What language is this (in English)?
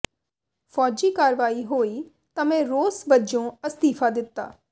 Punjabi